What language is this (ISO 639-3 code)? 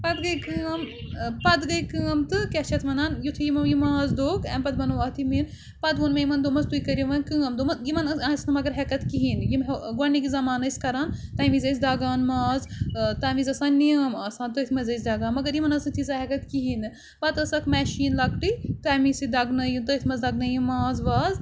kas